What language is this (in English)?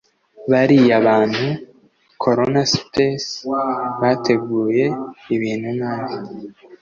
Kinyarwanda